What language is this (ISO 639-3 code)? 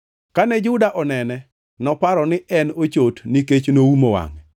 luo